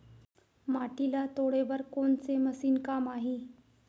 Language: Chhattisgarhi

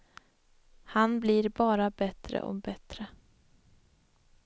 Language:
Swedish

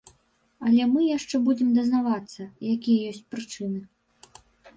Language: Belarusian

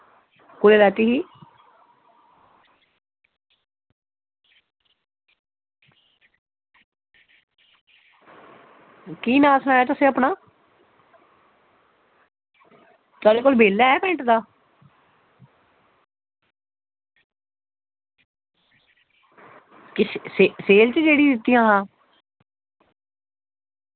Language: Dogri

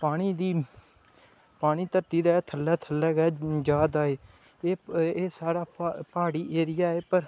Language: Dogri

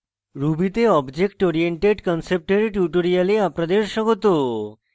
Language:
Bangla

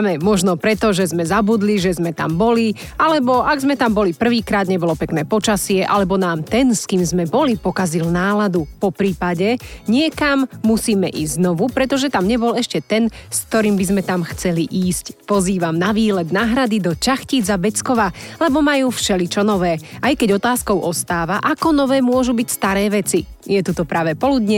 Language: Slovak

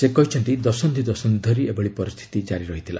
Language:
Odia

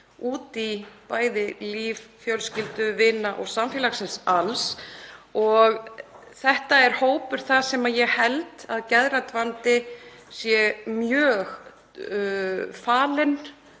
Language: Icelandic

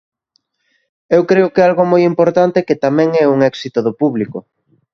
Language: Galician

